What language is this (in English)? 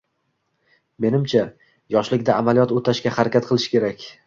Uzbek